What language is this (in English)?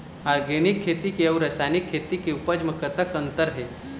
Chhattisgarhi